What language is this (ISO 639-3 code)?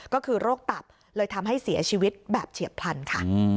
tha